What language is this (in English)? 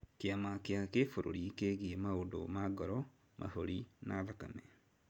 Kikuyu